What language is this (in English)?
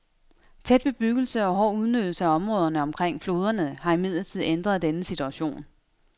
Danish